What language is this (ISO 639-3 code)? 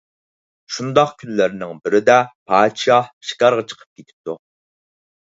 uig